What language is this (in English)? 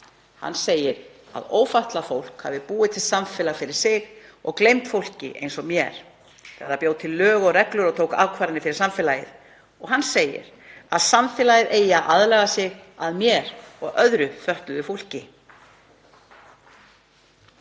Icelandic